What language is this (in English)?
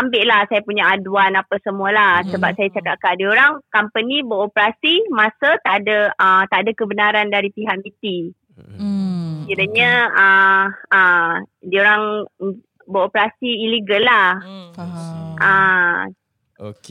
Malay